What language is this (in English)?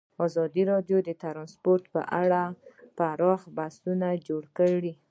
Pashto